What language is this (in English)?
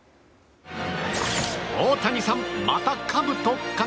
Japanese